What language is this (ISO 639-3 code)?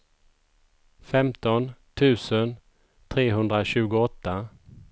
swe